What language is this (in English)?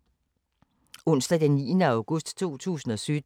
Danish